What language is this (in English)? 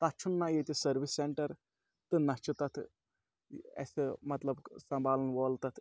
Kashmiri